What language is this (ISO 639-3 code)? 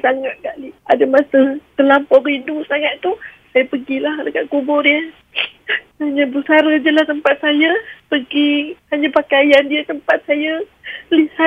msa